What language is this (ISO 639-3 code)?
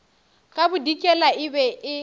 nso